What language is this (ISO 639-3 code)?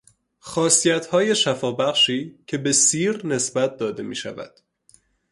fas